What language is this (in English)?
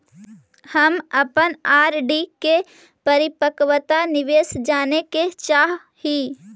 Magahi